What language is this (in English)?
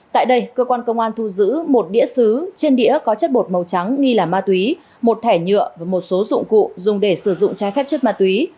Vietnamese